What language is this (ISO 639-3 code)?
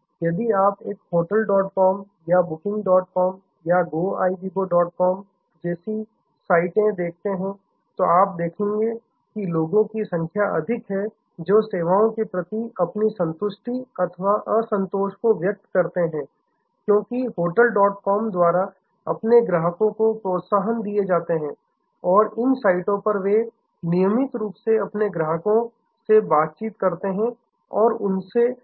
hin